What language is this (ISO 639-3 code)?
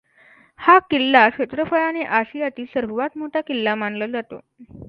mar